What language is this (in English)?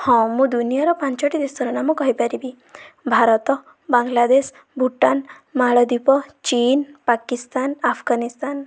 Odia